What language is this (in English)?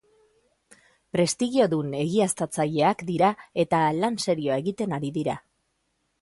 Basque